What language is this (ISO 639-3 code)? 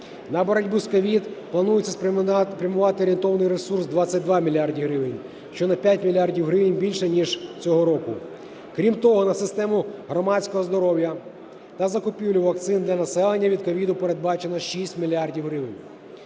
ukr